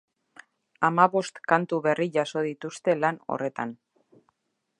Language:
Basque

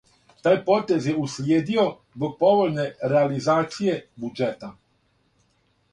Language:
Serbian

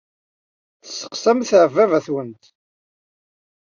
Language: Kabyle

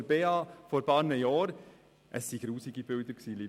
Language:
Swiss German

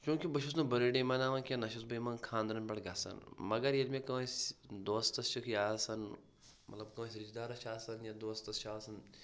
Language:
Kashmiri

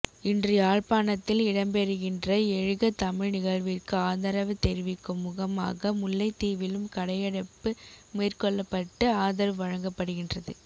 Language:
Tamil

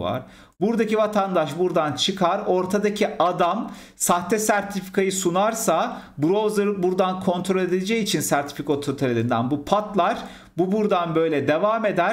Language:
Turkish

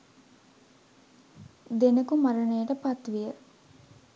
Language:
Sinhala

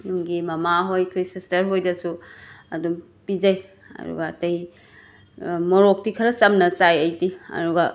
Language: Manipuri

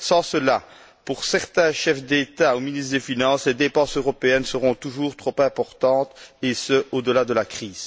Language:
French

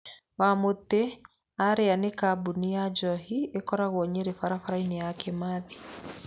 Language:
Kikuyu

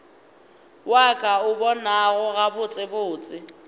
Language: Northern Sotho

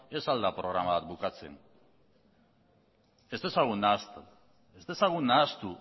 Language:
Basque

